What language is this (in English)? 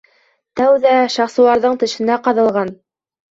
Bashkir